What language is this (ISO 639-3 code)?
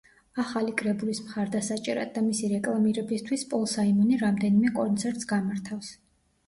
kat